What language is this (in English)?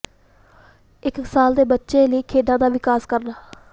Punjabi